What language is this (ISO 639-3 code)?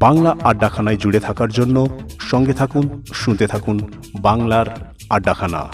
ben